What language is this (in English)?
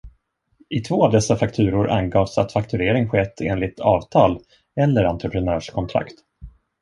Swedish